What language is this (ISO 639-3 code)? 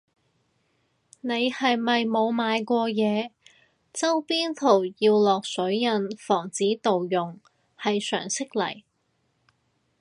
yue